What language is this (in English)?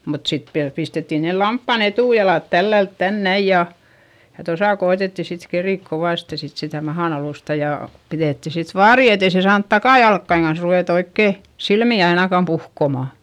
Finnish